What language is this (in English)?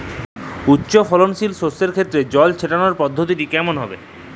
Bangla